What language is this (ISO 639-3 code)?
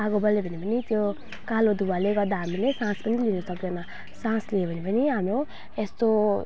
nep